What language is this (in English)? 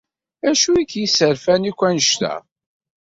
Kabyle